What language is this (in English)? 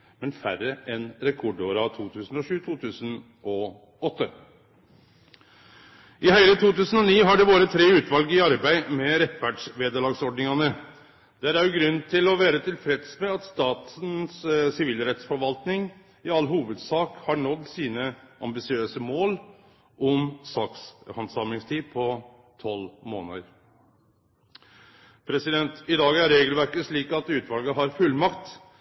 Norwegian Nynorsk